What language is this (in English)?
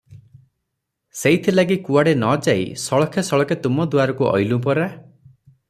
Odia